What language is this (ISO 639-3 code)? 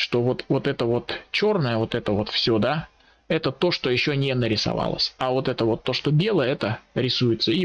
rus